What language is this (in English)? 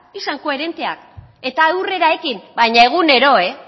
Basque